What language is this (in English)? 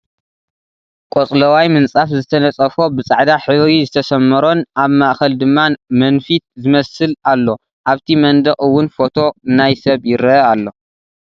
Tigrinya